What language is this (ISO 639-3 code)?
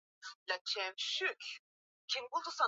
swa